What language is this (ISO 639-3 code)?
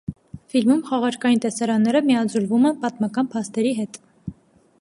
hye